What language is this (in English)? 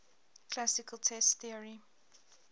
English